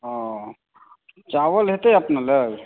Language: Maithili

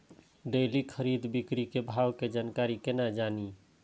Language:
Maithili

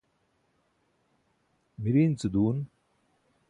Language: Burushaski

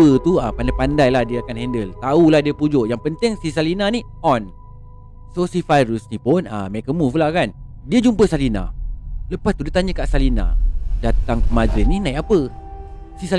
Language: Malay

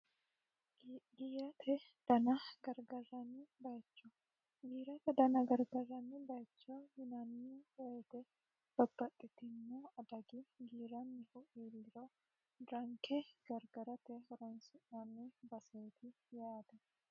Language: Sidamo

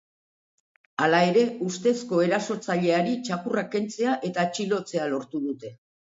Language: Basque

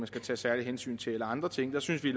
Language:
Danish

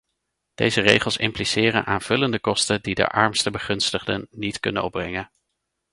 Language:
Dutch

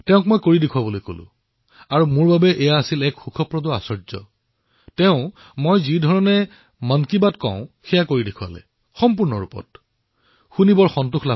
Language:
Assamese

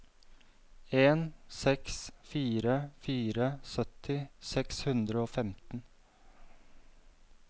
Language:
Norwegian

